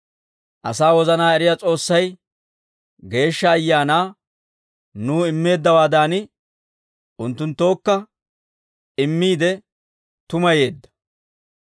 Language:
Dawro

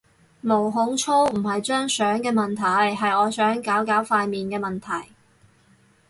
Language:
Cantonese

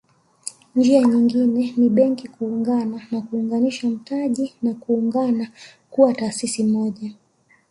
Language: Swahili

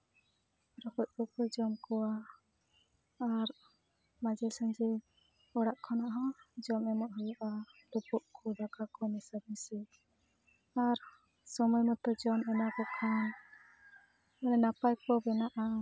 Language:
Santali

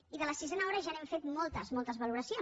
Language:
Catalan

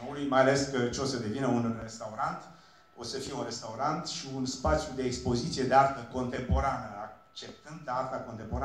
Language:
Romanian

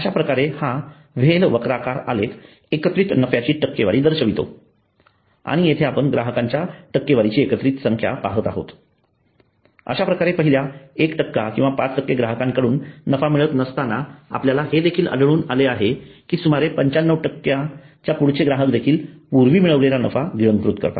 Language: Marathi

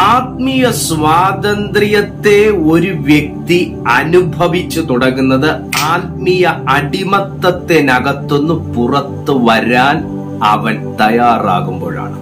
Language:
Malayalam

